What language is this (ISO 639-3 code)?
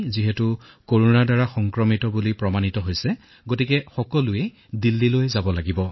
asm